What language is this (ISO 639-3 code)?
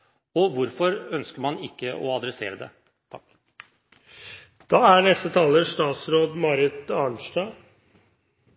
nob